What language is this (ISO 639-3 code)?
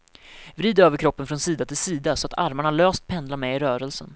swe